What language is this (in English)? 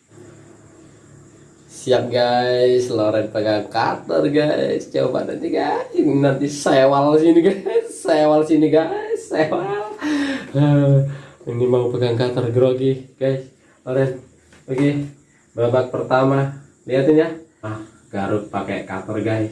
Indonesian